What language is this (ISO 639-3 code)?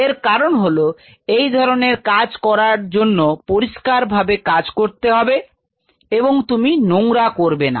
ben